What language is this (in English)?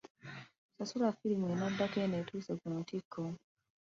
Ganda